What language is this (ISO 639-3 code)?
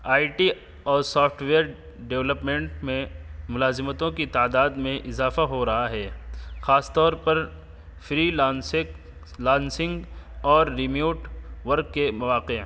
urd